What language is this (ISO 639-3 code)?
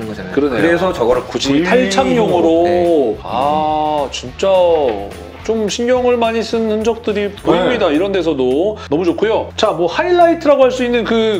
kor